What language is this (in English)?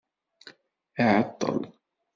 Kabyle